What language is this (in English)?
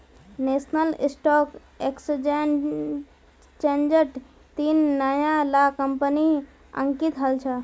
Magahi